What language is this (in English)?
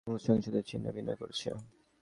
Bangla